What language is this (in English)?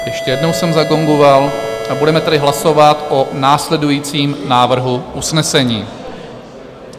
Czech